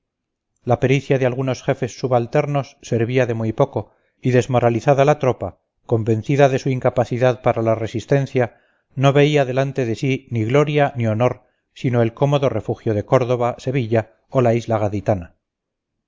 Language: Spanish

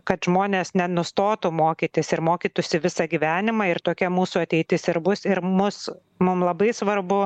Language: Lithuanian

